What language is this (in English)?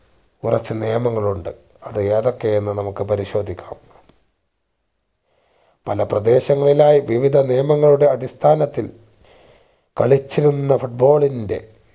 Malayalam